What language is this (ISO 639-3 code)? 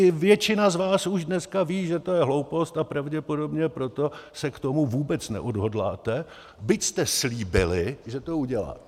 ces